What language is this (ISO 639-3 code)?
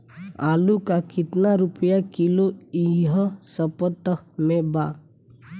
bho